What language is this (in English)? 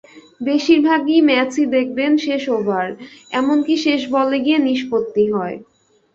Bangla